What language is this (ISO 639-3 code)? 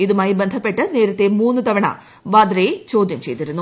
mal